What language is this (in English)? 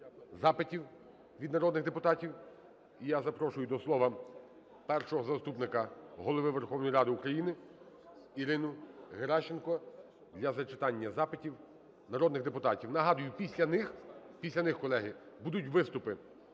Ukrainian